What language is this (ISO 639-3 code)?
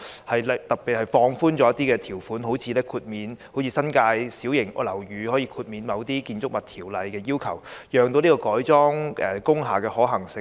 yue